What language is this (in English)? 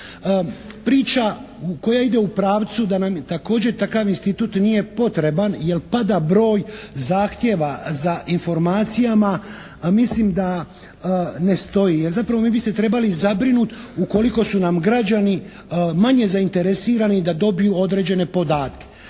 Croatian